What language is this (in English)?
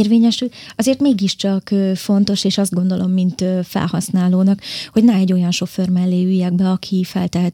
Hungarian